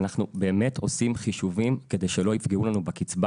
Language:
Hebrew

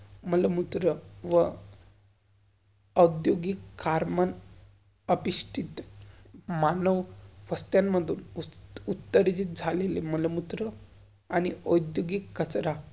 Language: Marathi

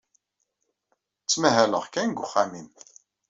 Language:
Kabyle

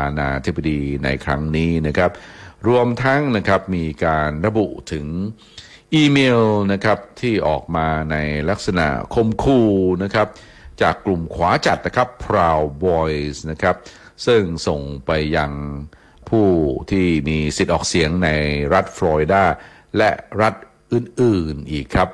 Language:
Thai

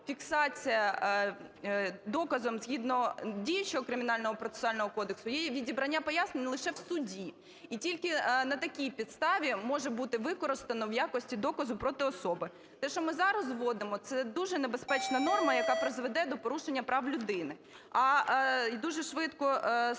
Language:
Ukrainian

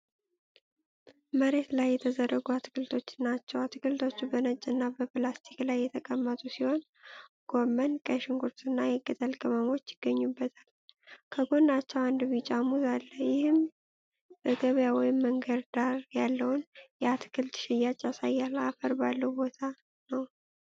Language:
Amharic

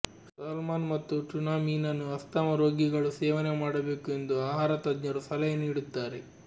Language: Kannada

